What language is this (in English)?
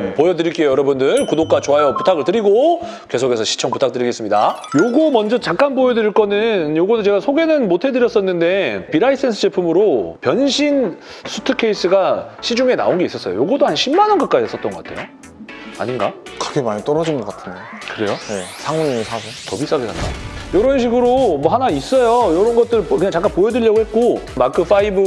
Korean